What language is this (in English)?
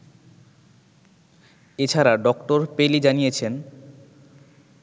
Bangla